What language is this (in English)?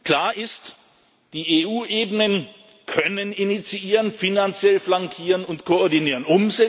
German